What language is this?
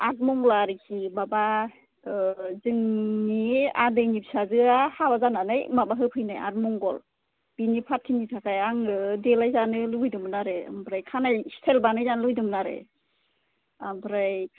Bodo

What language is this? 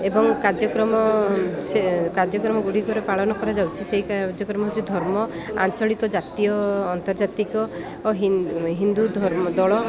Odia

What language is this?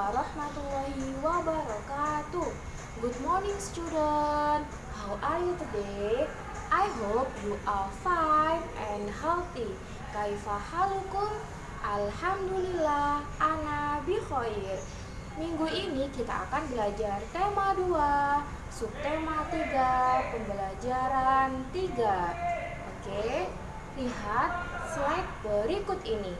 Indonesian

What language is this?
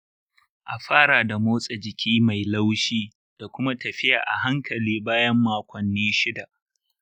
Hausa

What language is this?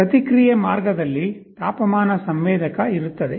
Kannada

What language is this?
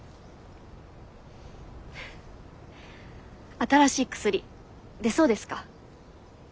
Japanese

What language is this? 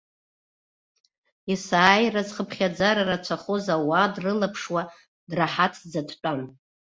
Abkhazian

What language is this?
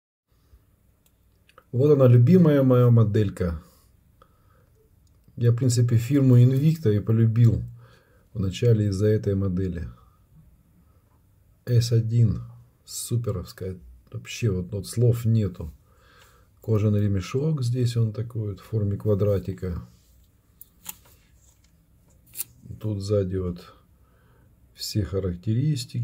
Russian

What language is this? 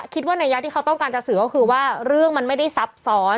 Thai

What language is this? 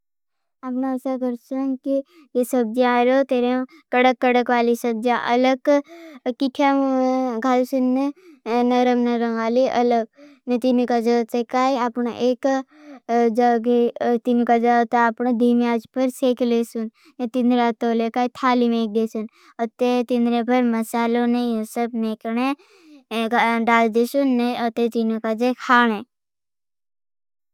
Bhili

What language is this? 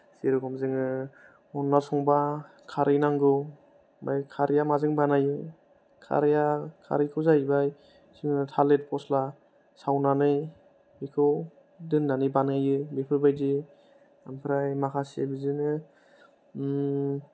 Bodo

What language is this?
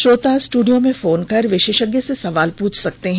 Hindi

